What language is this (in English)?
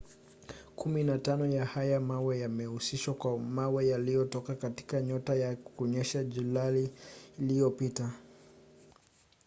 Swahili